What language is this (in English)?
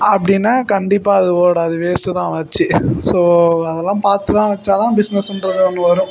Tamil